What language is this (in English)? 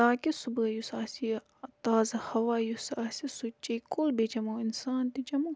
Kashmiri